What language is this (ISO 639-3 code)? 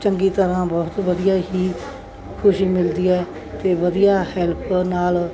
pan